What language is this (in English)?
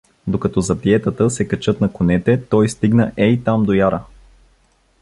Bulgarian